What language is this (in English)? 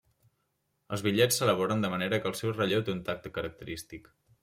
Catalan